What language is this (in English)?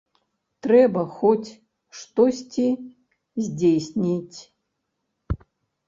Belarusian